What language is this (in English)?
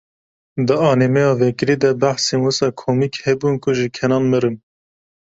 Kurdish